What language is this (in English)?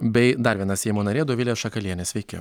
Lithuanian